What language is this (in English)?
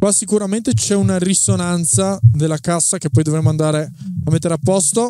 Italian